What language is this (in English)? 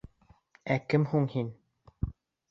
Bashkir